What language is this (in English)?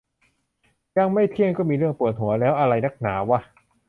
Thai